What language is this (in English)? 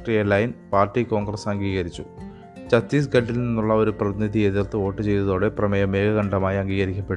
Malayalam